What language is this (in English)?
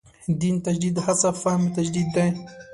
Pashto